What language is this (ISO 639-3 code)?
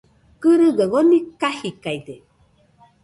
hux